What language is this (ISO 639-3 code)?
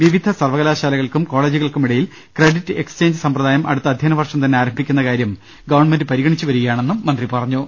mal